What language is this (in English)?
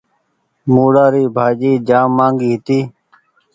Goaria